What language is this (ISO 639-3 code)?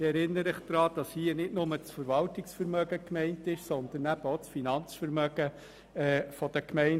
gsw